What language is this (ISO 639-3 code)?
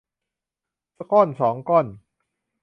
tha